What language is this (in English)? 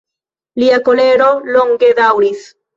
Esperanto